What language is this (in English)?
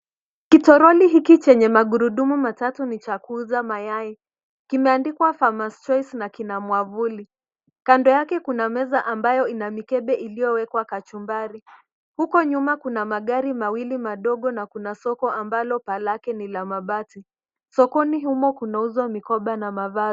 Swahili